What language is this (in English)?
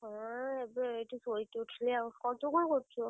Odia